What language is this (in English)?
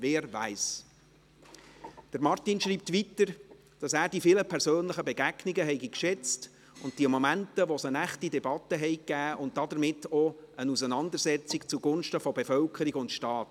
Swiss German